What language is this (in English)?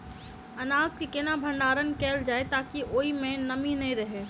Maithili